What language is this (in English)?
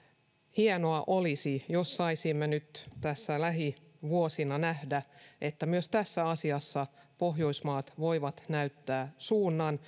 Finnish